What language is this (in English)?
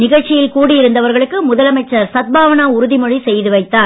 Tamil